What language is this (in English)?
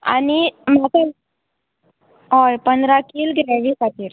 Konkani